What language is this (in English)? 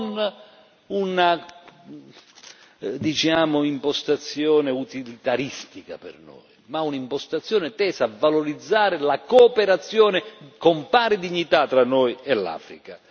Italian